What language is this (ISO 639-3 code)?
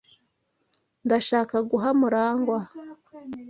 kin